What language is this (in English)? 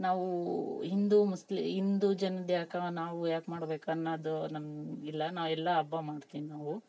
Kannada